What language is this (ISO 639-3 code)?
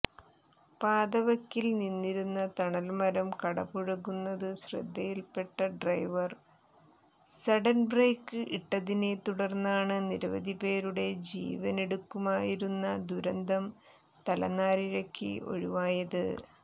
mal